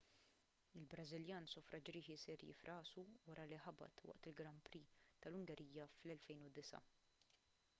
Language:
Maltese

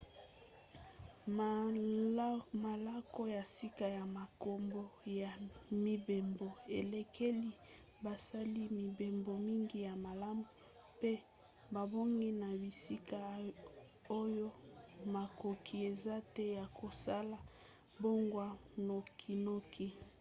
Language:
Lingala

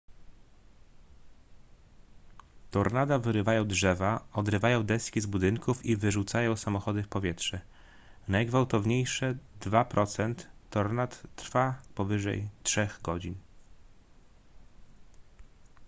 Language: Polish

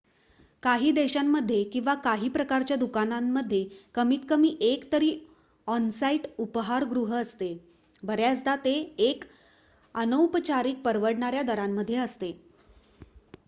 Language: Marathi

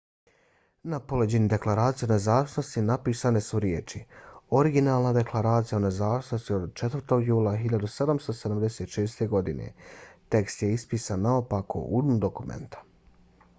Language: Bosnian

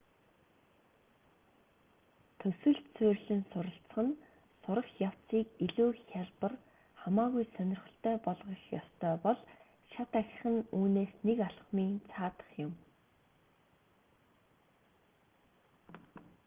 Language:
Mongolian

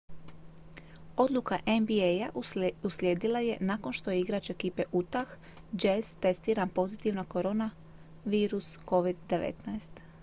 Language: Croatian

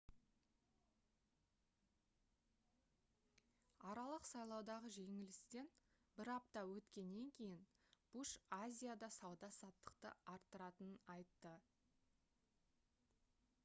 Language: Kazakh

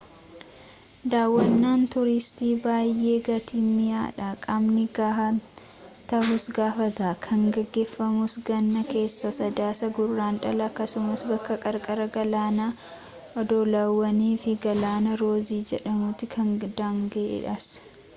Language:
Oromo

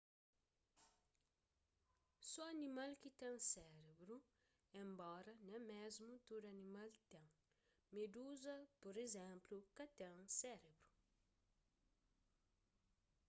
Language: Kabuverdianu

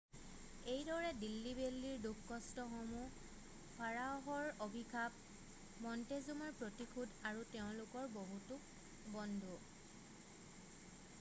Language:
Assamese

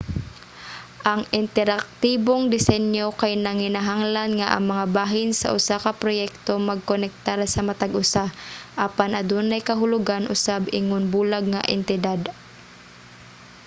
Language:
Cebuano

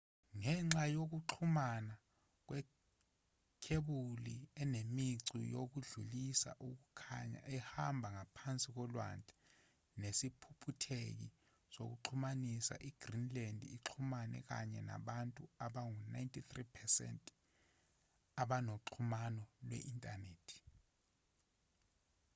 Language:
Zulu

